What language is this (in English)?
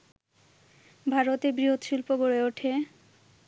Bangla